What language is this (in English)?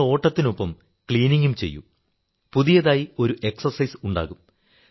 Malayalam